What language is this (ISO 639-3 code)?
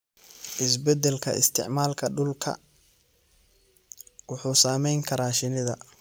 som